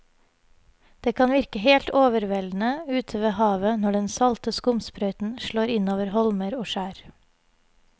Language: Norwegian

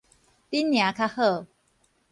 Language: Min Nan Chinese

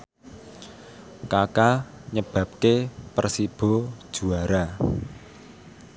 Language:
Javanese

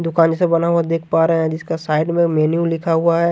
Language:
Hindi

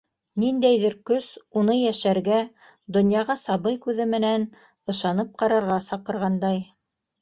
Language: Bashkir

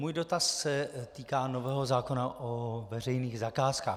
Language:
Czech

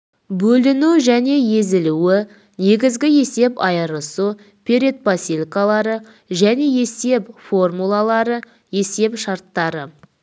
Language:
Kazakh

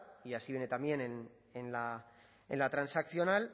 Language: Spanish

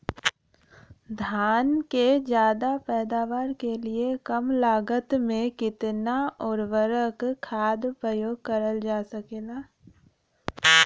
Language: Bhojpuri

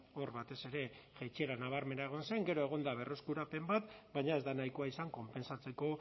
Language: Basque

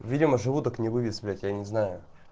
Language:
Russian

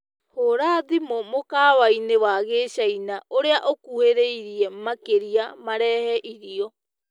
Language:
Kikuyu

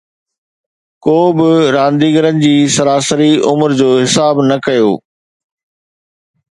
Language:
Sindhi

